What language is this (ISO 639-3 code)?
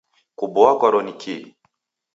dav